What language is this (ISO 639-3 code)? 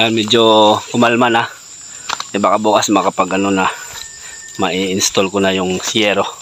fil